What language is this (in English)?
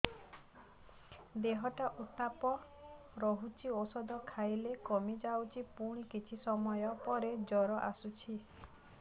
Odia